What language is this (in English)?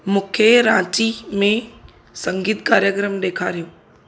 Sindhi